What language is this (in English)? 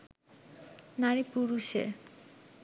Bangla